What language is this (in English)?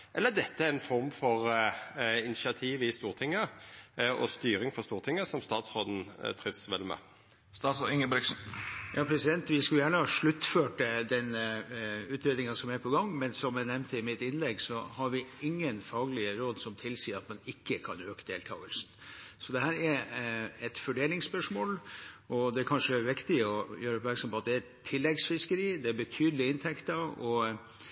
Norwegian